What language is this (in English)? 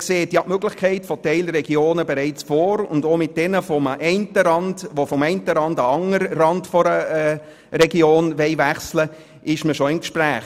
Swiss German